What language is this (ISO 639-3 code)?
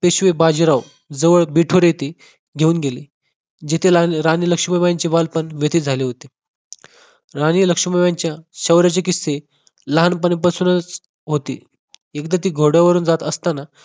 mar